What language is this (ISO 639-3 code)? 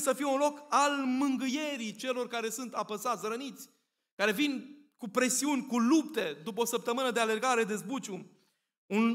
ron